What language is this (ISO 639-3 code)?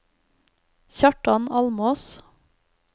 nor